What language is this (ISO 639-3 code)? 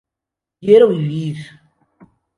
spa